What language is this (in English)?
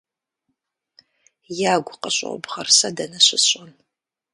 Kabardian